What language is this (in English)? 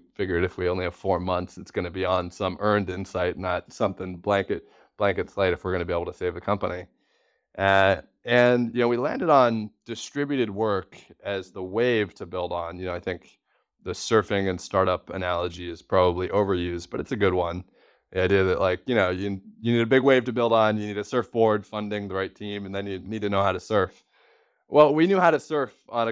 English